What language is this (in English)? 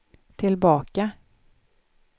Swedish